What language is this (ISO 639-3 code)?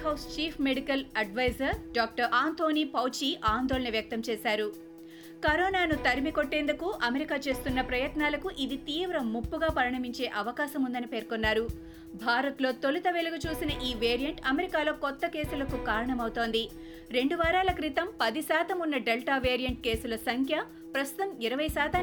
tel